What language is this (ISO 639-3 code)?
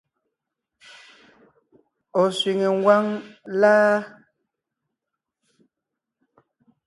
nnh